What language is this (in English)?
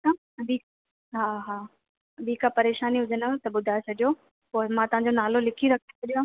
Sindhi